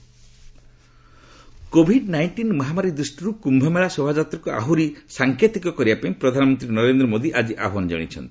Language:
Odia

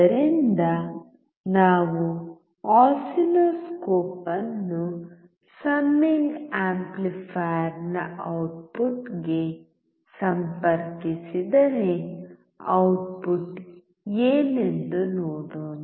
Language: Kannada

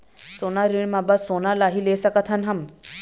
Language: Chhattisgarhi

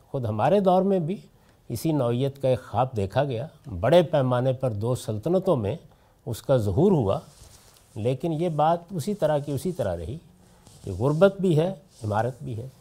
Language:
Urdu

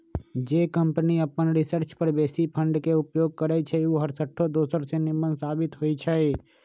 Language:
Magahi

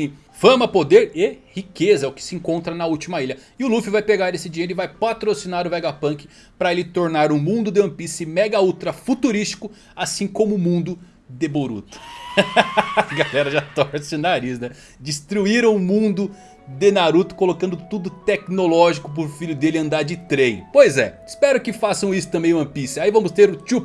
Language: Portuguese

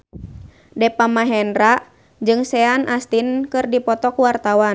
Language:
Sundanese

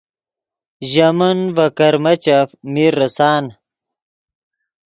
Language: Yidgha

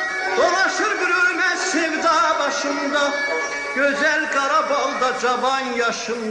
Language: Turkish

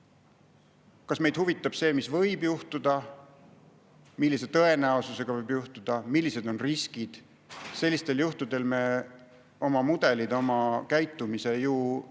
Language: Estonian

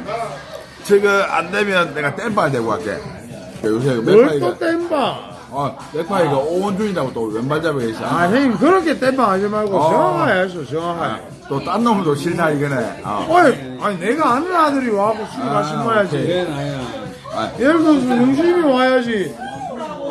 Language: Korean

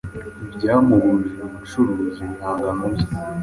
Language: Kinyarwanda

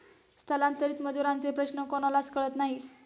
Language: Marathi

